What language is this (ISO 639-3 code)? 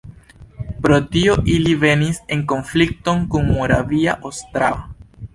epo